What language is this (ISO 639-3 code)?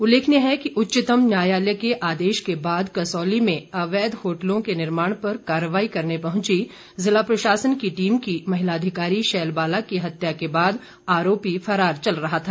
hin